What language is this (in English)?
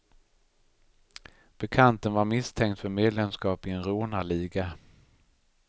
Swedish